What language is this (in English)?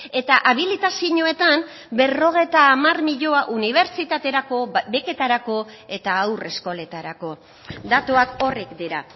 Basque